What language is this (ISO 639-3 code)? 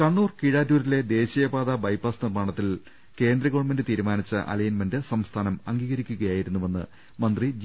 mal